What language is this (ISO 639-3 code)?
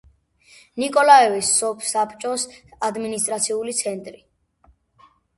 kat